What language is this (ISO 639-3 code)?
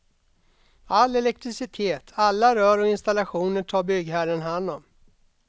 swe